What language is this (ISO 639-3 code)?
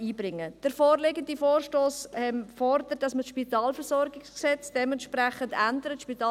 gsw